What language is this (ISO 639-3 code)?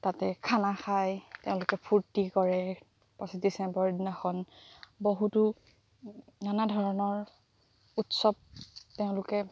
asm